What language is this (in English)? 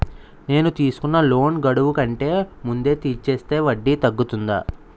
Telugu